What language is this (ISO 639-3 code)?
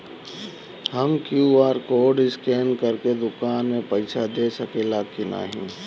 bho